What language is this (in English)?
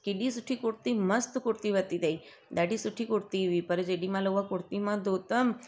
Sindhi